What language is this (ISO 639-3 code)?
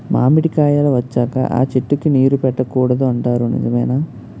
tel